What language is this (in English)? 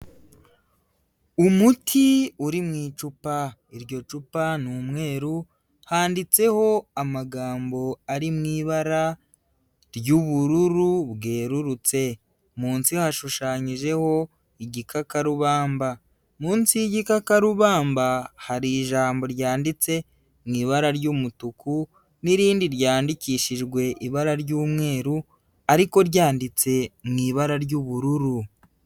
Kinyarwanda